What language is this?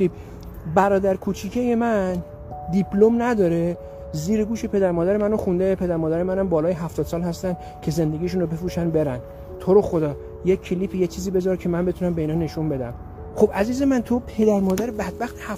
Persian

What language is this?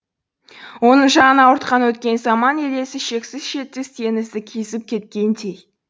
Kazakh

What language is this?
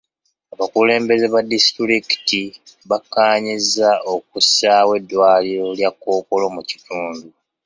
Ganda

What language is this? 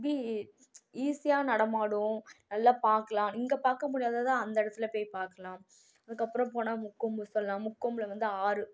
Tamil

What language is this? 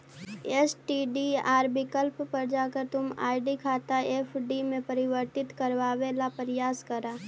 Magahi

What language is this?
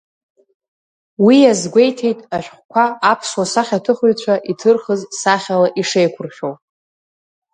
Abkhazian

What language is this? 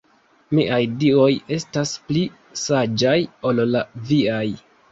Esperanto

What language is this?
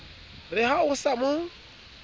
Southern Sotho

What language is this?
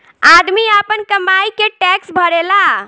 Bhojpuri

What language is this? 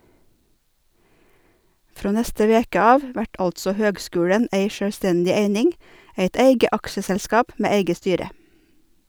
Norwegian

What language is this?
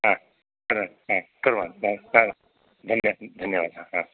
Sanskrit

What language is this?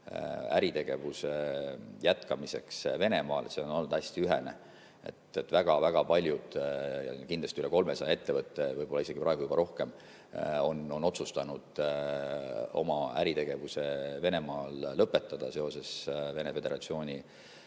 Estonian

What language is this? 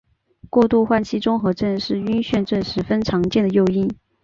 Chinese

